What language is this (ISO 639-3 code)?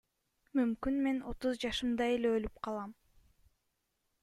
kir